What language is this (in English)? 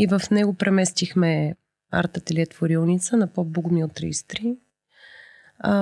Bulgarian